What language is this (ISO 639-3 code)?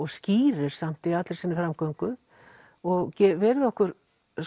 isl